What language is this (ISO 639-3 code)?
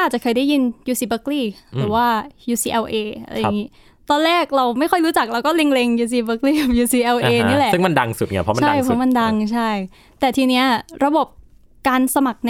tha